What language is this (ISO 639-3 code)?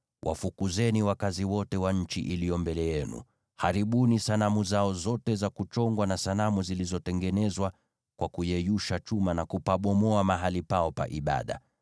swa